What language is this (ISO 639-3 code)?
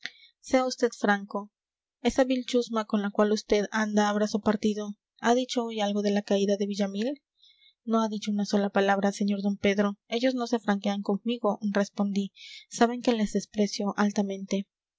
spa